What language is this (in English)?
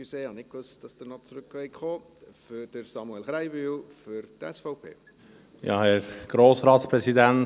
Swiss German